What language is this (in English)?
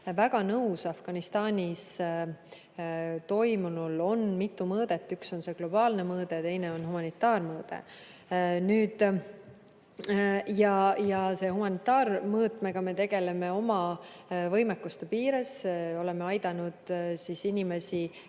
Estonian